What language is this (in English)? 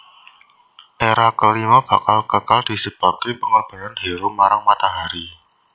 Javanese